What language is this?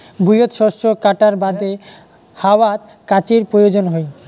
Bangla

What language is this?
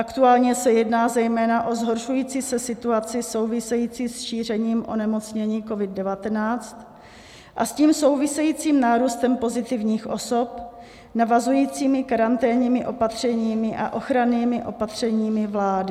Czech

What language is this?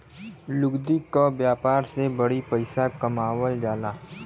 Bhojpuri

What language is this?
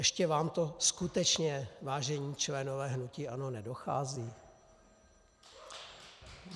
Czech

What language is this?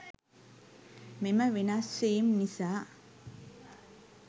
Sinhala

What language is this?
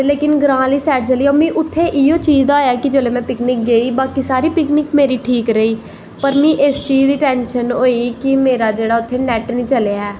Dogri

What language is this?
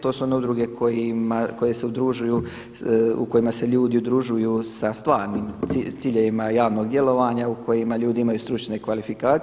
Croatian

